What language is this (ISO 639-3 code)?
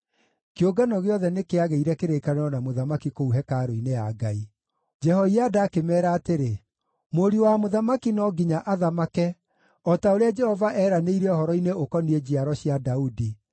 kik